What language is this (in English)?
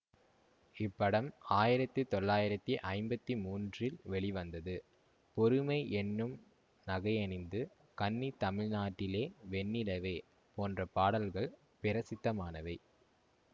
Tamil